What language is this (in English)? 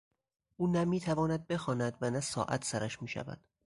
Persian